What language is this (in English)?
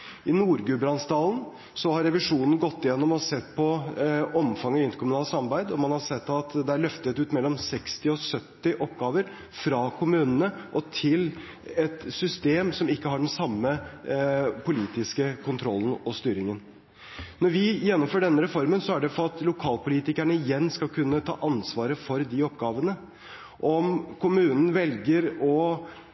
Norwegian Bokmål